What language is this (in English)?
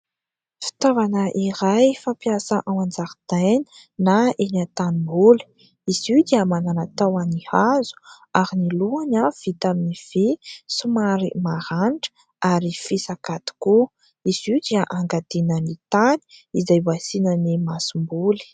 Malagasy